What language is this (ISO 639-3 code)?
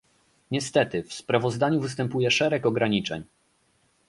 pol